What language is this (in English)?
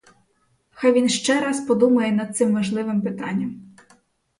Ukrainian